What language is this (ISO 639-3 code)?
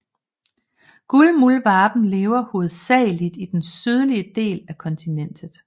dan